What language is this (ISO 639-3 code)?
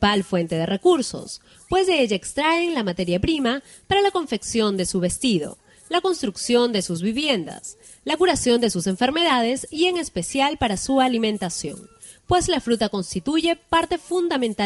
spa